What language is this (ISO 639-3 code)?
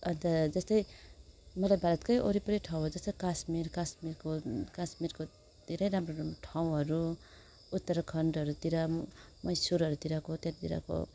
nep